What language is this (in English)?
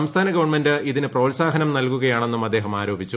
Malayalam